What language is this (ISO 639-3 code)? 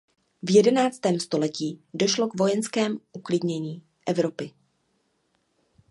ces